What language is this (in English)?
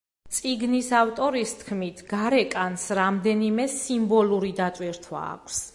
Georgian